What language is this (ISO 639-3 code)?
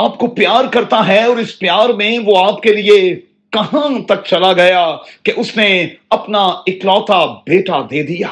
urd